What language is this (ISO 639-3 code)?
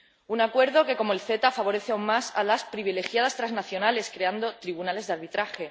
spa